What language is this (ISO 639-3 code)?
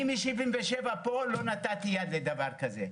heb